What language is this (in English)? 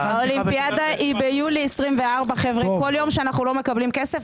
Hebrew